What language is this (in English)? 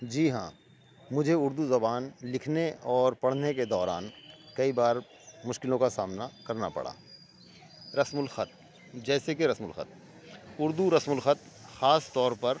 Urdu